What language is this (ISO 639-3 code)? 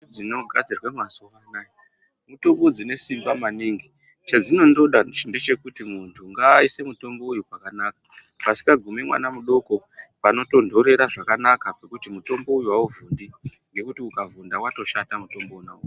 ndc